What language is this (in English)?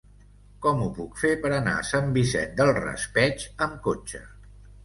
Catalan